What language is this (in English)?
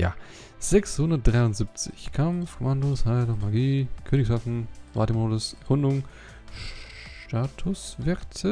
German